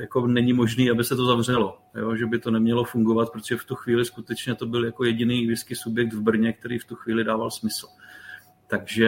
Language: Czech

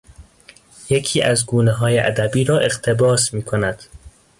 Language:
Persian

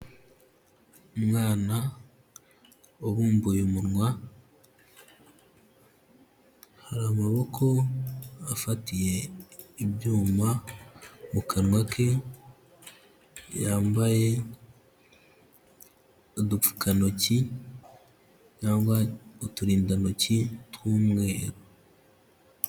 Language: Kinyarwanda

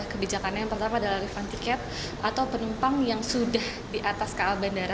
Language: Indonesian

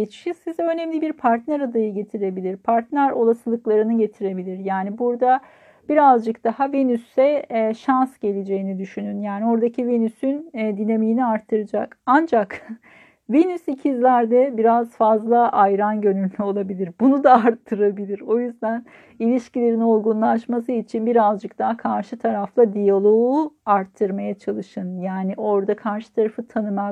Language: Turkish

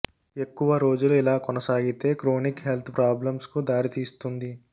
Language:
Telugu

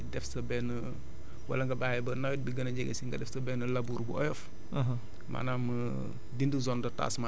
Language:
Wolof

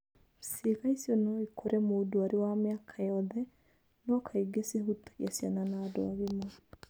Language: Kikuyu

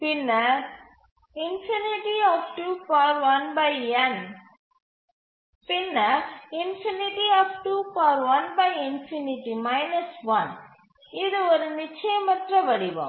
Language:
Tamil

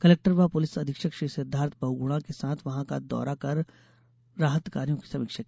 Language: Hindi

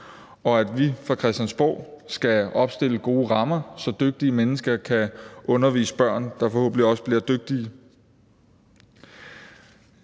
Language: Danish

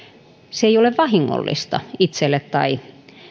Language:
Finnish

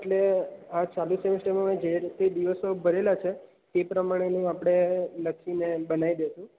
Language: Gujarati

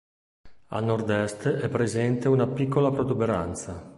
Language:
Italian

